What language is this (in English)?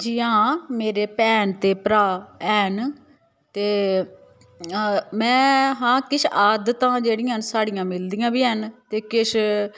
Dogri